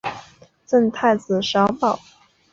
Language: Chinese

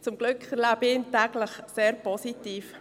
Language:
Swiss German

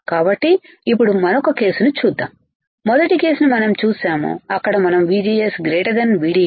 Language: Telugu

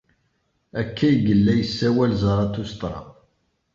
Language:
Kabyle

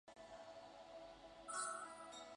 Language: Chinese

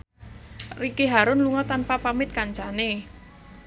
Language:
Javanese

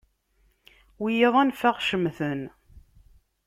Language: Kabyle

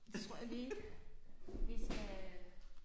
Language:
Danish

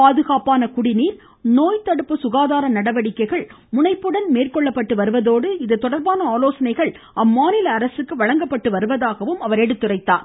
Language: Tamil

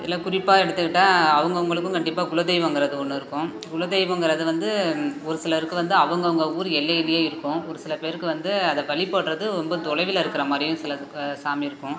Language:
Tamil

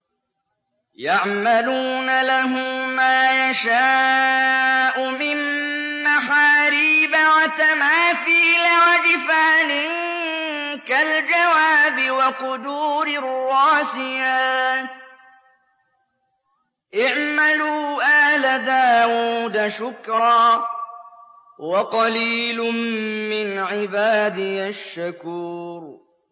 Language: Arabic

